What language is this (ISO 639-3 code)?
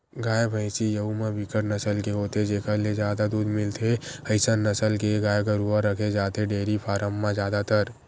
hne